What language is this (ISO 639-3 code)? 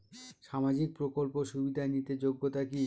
ben